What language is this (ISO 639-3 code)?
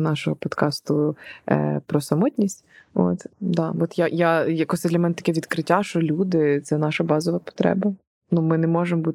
ukr